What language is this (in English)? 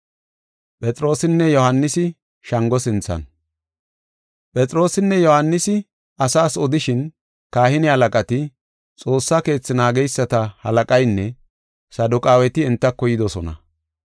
Gofa